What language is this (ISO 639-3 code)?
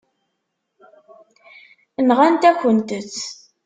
kab